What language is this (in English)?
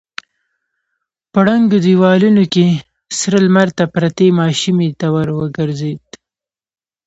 Pashto